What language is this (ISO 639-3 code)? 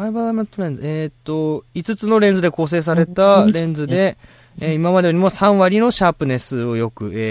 jpn